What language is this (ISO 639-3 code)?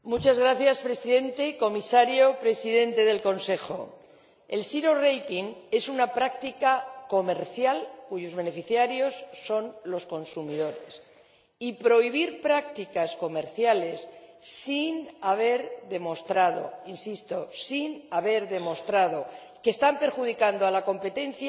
spa